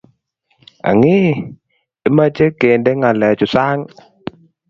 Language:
Kalenjin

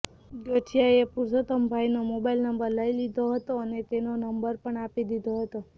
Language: Gujarati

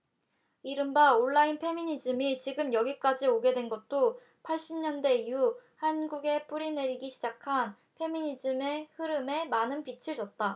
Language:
Korean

